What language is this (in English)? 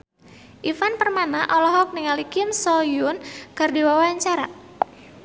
Sundanese